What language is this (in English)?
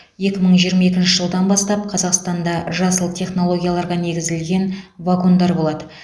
Kazakh